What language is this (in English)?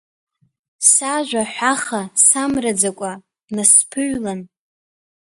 Abkhazian